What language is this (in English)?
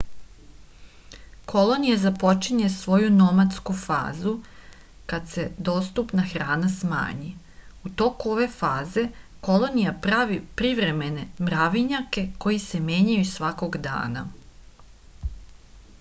Serbian